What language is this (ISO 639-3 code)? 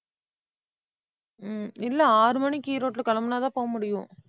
tam